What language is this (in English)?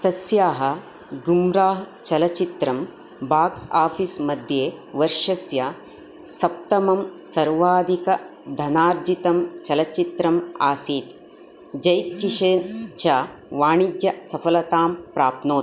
Sanskrit